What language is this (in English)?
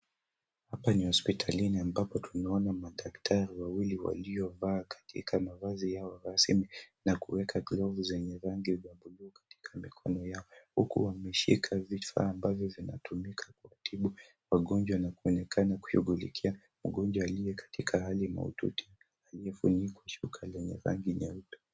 Swahili